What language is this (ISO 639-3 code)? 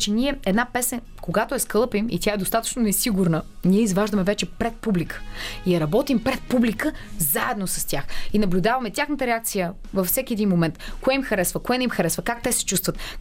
bul